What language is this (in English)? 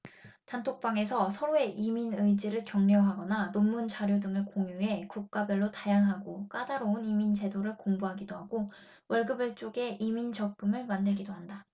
Korean